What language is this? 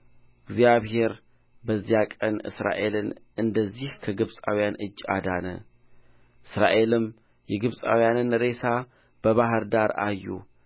Amharic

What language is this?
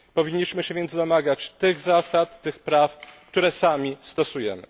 Polish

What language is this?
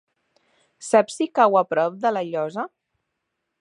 Catalan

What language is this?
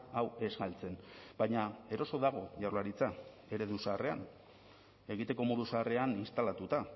Basque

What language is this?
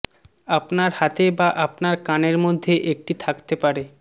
Bangla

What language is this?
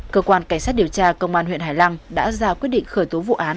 Vietnamese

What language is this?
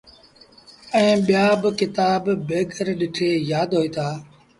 Sindhi Bhil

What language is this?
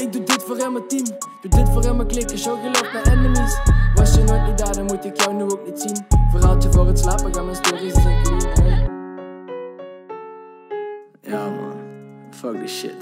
Dutch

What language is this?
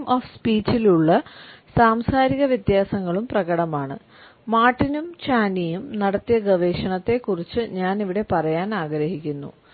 Malayalam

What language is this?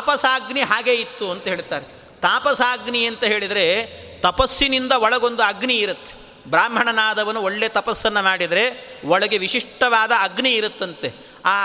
Kannada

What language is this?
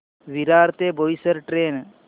Marathi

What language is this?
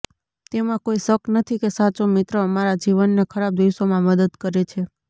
Gujarati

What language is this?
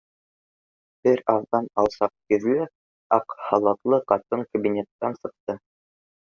Bashkir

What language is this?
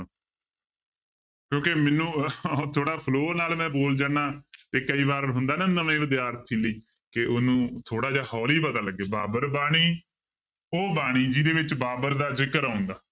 Punjabi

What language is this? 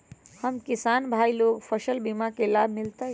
Magahi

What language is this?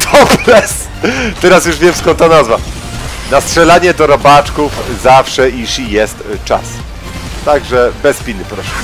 Polish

